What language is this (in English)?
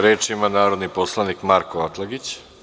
Serbian